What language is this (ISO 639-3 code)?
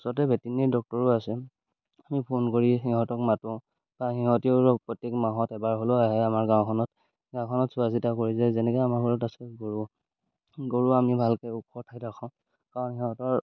asm